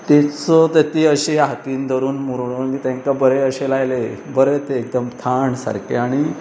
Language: Konkani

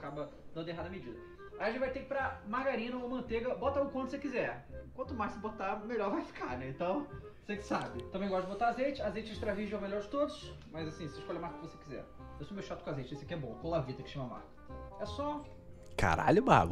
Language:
Portuguese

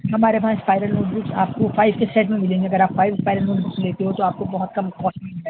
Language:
Urdu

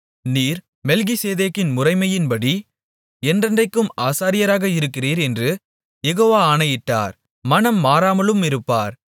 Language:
Tamil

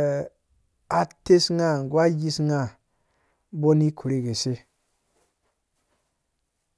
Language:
Dũya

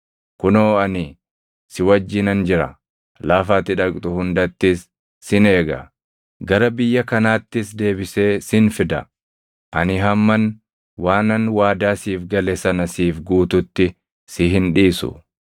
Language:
Oromo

